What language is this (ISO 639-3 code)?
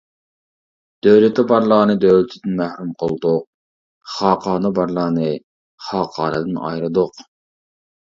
uig